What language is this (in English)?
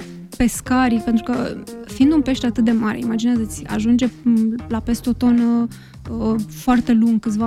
Romanian